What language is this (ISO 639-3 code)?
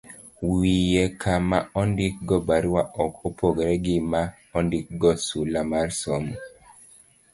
luo